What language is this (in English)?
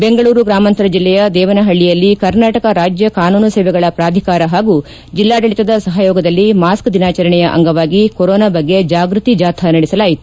Kannada